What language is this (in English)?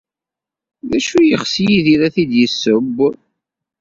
Kabyle